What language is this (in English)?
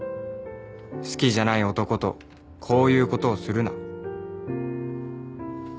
Japanese